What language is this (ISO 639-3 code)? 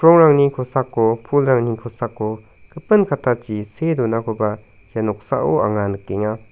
grt